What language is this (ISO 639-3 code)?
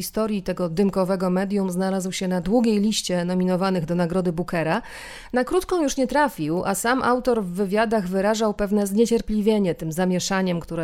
pol